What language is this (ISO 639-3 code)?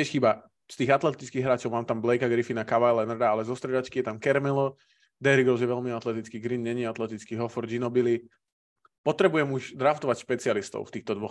slk